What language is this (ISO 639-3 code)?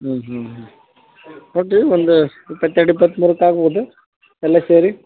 kan